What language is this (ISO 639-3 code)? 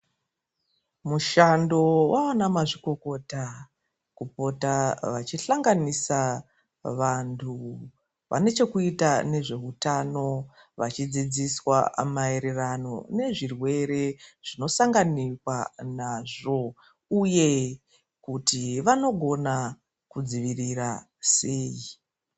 ndc